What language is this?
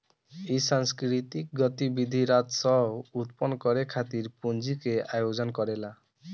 Bhojpuri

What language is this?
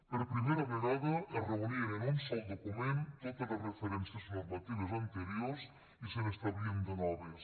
Catalan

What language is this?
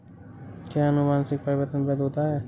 Hindi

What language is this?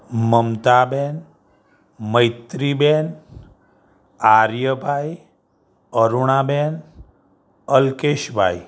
Gujarati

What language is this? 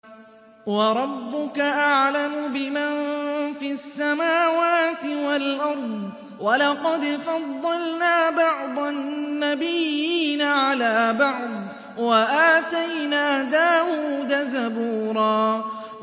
Arabic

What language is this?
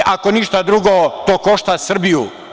Serbian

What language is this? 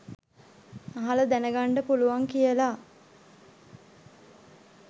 Sinhala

